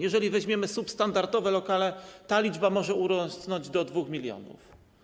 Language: Polish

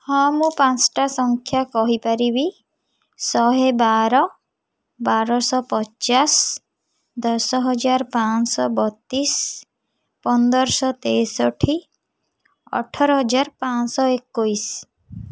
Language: Odia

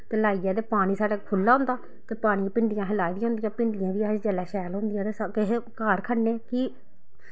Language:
Dogri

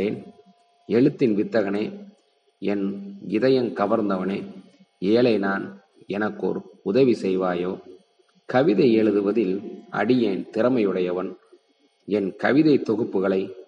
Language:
Tamil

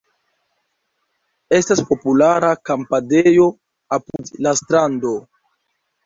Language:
Esperanto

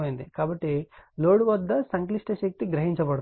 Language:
Telugu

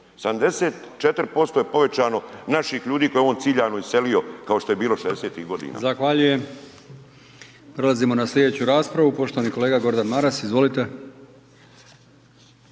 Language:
Croatian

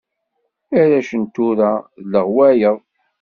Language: Kabyle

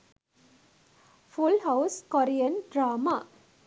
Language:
Sinhala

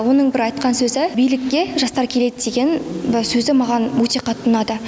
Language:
Kazakh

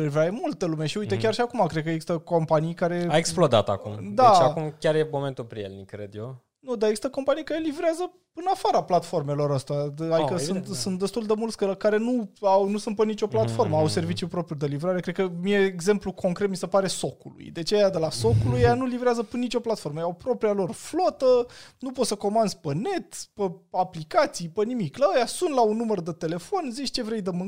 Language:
Romanian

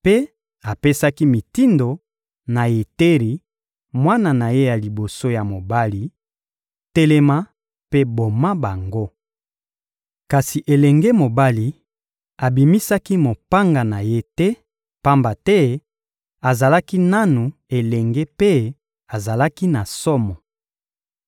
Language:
Lingala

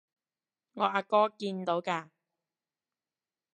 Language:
Cantonese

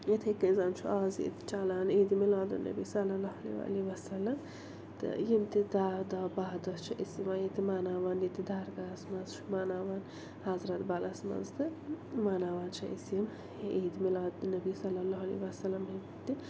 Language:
Kashmiri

